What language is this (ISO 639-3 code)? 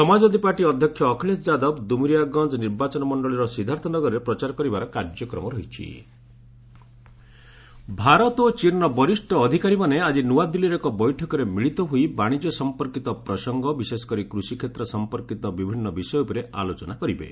ori